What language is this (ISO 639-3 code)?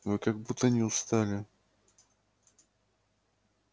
rus